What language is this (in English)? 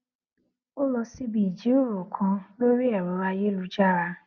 Yoruba